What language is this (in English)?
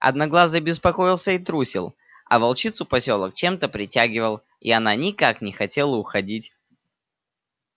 Russian